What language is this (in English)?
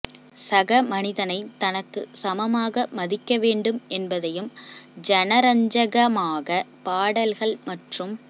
Tamil